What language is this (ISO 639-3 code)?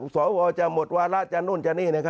tha